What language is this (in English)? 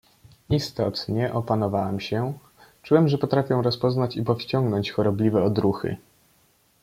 Polish